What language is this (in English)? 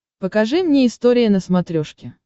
Russian